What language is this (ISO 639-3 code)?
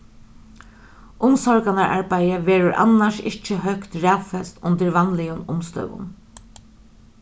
fao